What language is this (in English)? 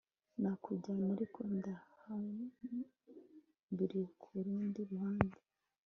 Kinyarwanda